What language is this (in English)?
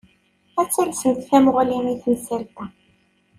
Kabyle